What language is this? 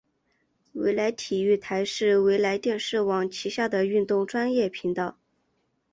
Chinese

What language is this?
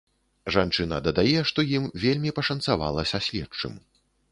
Belarusian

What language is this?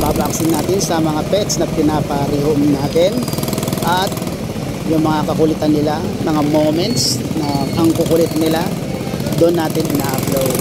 Filipino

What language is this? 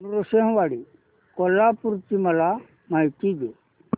Marathi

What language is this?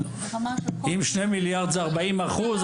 Hebrew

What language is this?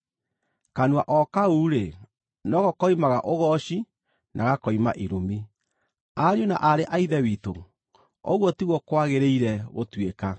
Kikuyu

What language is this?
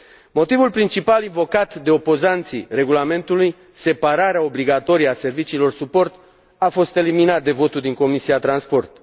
Romanian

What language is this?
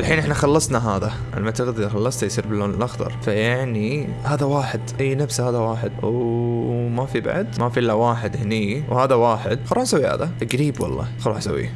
Arabic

